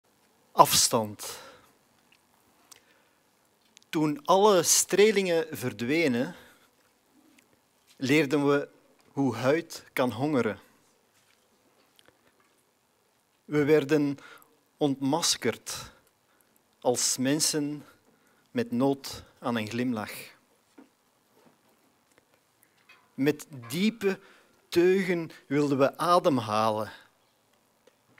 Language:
Dutch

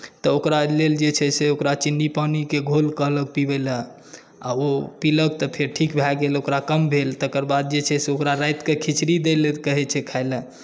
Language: Maithili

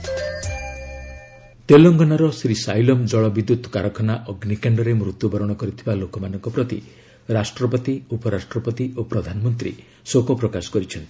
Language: Odia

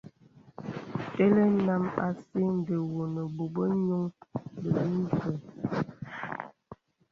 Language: Bebele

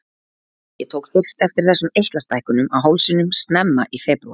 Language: Icelandic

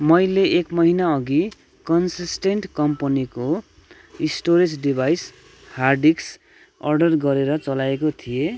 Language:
Nepali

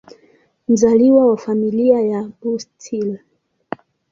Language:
Swahili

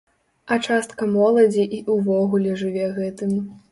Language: Belarusian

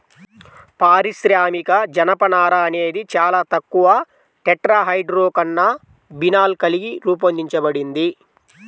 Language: Telugu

